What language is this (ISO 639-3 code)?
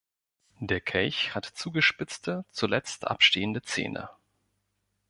deu